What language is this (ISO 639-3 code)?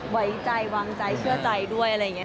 tha